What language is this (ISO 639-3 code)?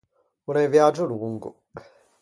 lij